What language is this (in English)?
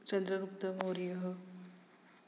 Sanskrit